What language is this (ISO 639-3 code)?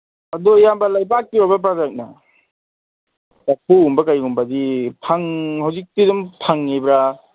mni